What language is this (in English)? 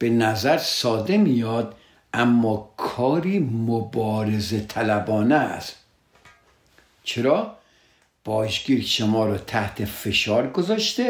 Persian